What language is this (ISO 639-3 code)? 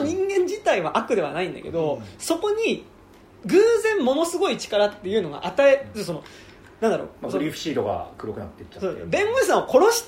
jpn